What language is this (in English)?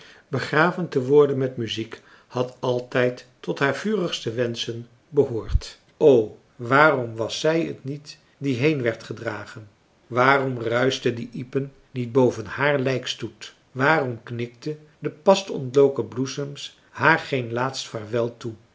Dutch